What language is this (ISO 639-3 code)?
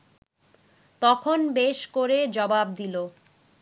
ben